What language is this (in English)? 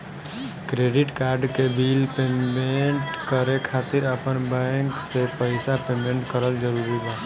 Bhojpuri